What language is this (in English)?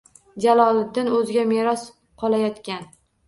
Uzbek